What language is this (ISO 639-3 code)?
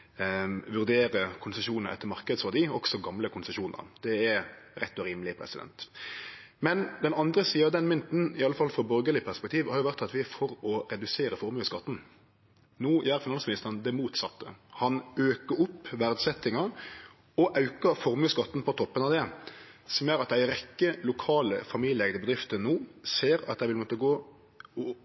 nno